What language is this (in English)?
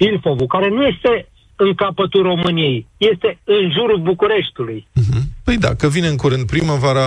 Romanian